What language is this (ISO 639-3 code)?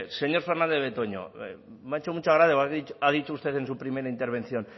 spa